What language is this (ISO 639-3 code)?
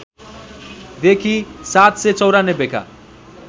nep